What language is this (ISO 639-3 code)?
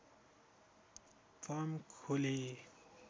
nep